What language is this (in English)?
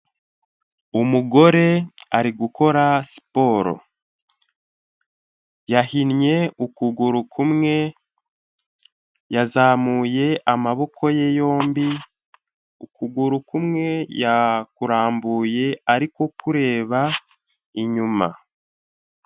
Kinyarwanda